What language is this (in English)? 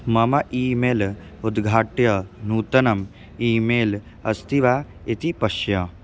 Sanskrit